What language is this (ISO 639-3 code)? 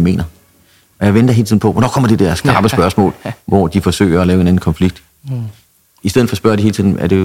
dan